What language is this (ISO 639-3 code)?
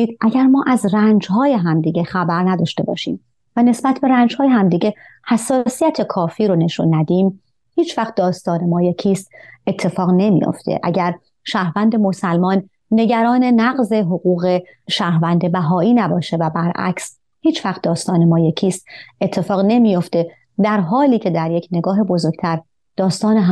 fas